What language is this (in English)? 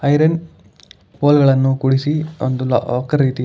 Kannada